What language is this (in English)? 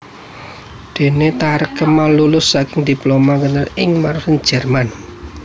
Javanese